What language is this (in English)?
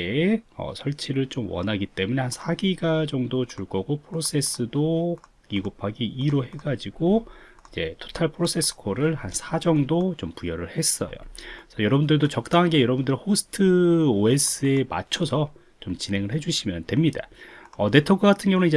Korean